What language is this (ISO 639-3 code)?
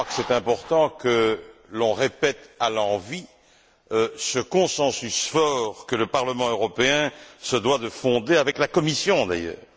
fra